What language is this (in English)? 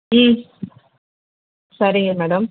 Tamil